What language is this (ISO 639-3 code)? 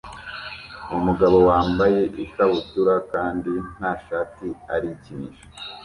kin